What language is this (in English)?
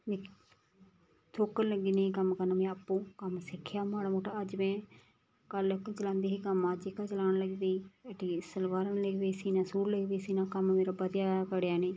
Dogri